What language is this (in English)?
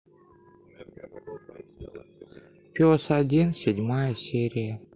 Russian